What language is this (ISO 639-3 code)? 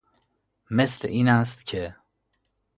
fas